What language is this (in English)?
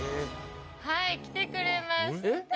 Japanese